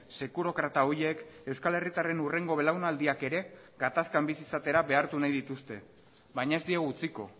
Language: Basque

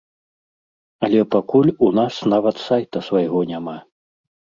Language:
Belarusian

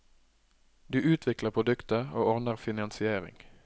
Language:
Norwegian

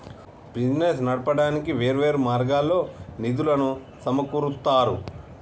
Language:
Telugu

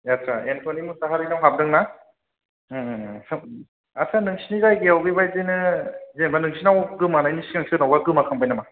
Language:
Bodo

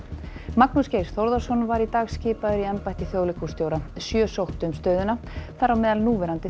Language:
Icelandic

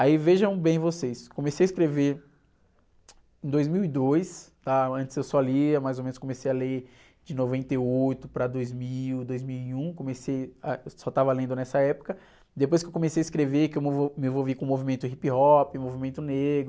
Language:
Portuguese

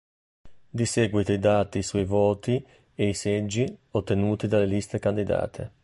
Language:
Italian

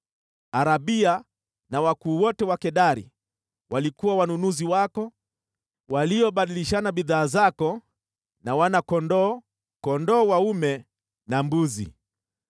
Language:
Swahili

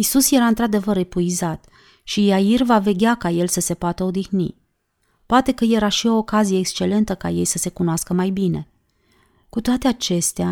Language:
Romanian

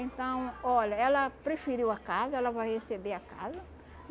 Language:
Portuguese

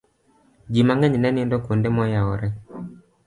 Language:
Luo (Kenya and Tanzania)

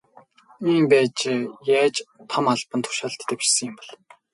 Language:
Mongolian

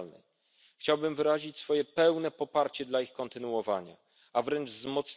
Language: Polish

